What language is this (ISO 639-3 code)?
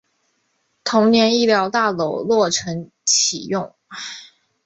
zho